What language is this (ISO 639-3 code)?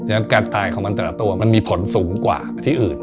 tha